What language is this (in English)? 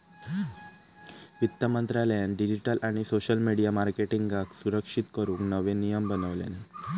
Marathi